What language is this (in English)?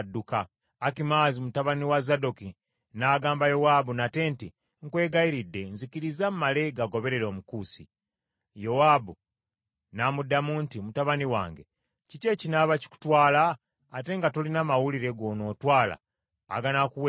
Ganda